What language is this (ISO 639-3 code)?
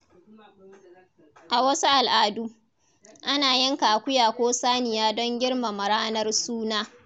hau